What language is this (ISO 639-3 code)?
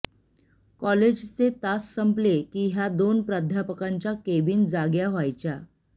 mar